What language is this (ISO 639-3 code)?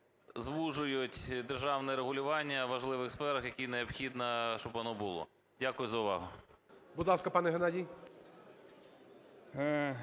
ukr